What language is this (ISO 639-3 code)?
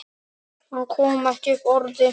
isl